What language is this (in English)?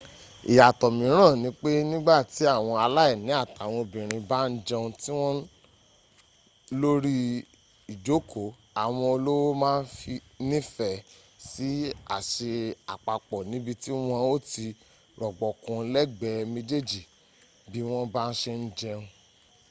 Yoruba